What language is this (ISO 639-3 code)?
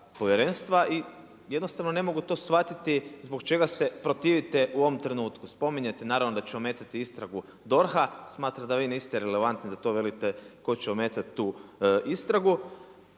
hrv